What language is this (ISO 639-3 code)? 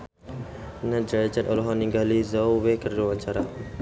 sun